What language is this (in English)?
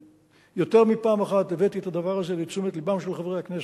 Hebrew